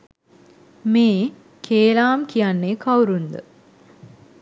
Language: Sinhala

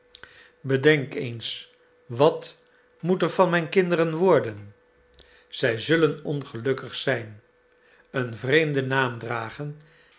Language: Dutch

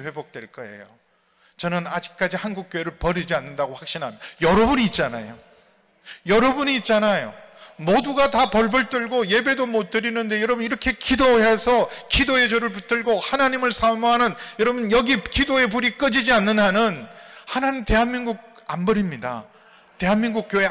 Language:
Korean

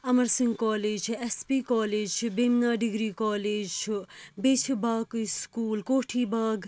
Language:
Kashmiri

